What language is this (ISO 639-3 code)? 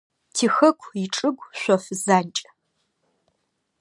ady